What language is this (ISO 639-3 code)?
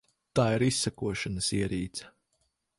lav